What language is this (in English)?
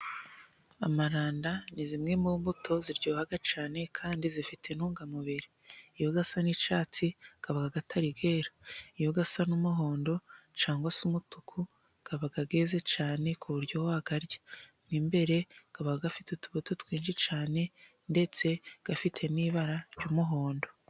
Kinyarwanda